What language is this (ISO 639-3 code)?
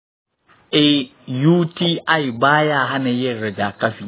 hau